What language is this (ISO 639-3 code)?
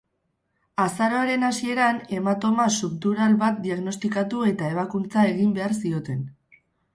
eus